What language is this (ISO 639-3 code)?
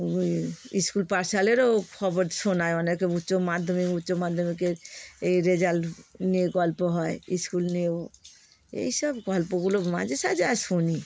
ben